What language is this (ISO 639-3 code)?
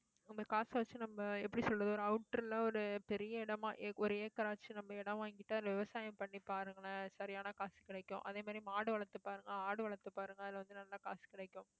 tam